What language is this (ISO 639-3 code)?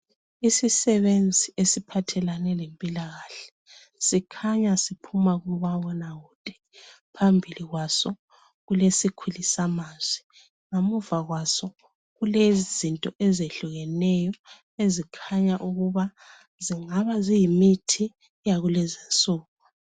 nde